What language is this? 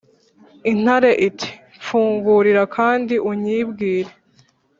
Kinyarwanda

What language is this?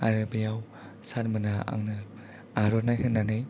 Bodo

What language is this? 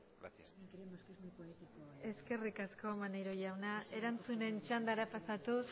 Basque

